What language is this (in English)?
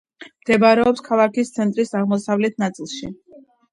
Georgian